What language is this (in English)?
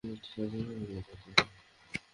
Bangla